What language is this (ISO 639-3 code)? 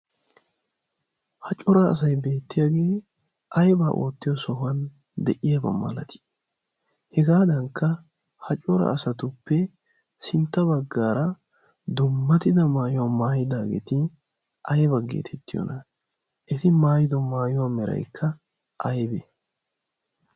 wal